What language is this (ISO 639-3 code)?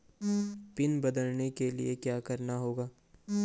hin